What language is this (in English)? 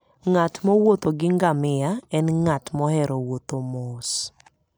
Luo (Kenya and Tanzania)